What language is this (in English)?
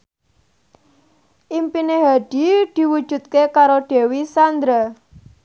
Javanese